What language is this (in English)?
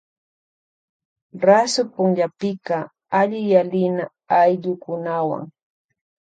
Loja Highland Quichua